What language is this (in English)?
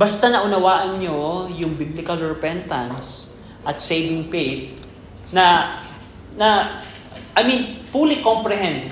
Filipino